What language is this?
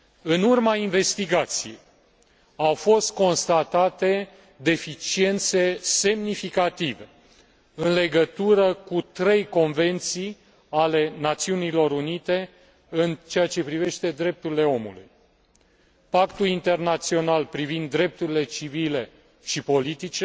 Romanian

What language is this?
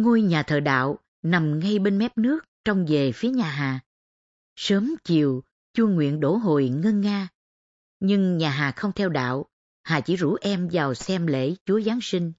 Vietnamese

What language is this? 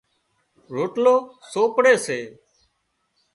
Wadiyara Koli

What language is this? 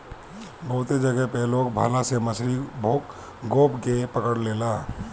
Bhojpuri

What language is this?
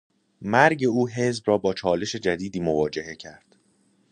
Persian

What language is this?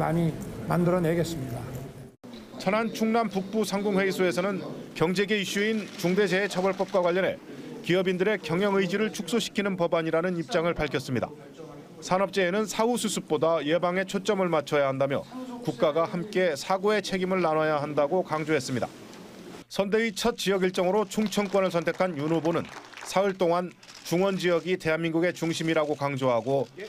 Korean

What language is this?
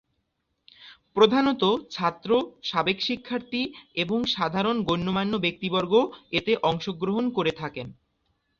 Bangla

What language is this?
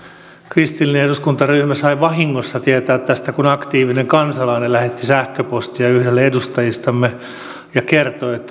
Finnish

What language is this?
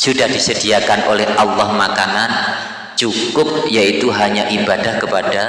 Indonesian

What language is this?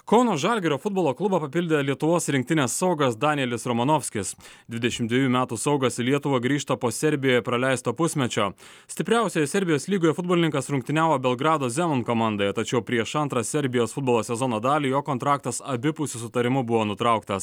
Lithuanian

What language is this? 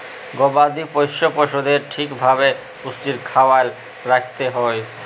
Bangla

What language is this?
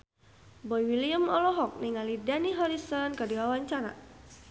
Sundanese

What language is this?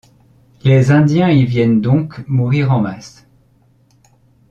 French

